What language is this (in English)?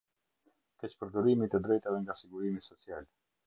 Albanian